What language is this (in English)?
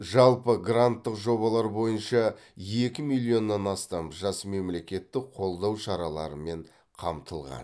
Kazakh